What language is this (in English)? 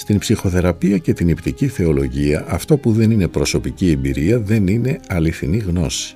Greek